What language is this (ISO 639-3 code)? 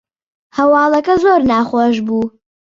ckb